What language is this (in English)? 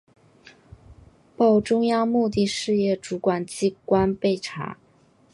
Chinese